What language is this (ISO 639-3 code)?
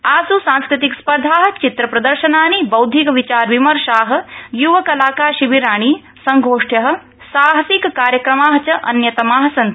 san